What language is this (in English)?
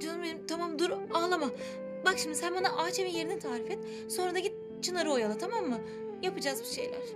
Turkish